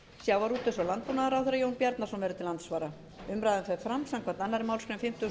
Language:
Icelandic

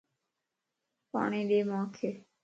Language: Lasi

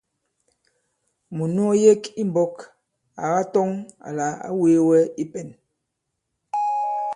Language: Bankon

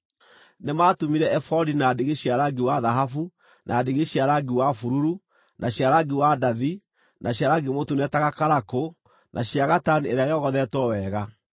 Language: Kikuyu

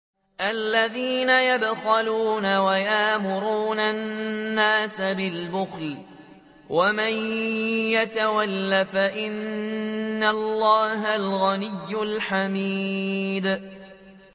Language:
Arabic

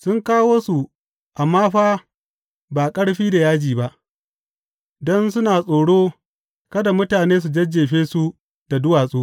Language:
Hausa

